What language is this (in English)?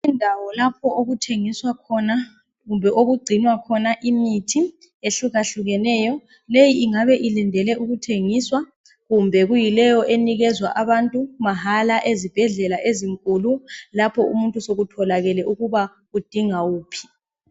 North Ndebele